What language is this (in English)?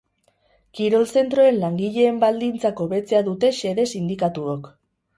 Basque